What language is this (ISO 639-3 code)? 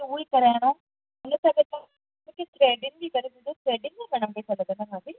snd